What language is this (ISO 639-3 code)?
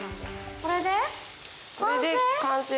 jpn